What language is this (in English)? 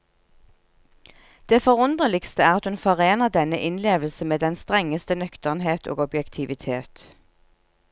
Norwegian